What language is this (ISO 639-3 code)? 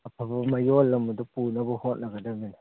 mni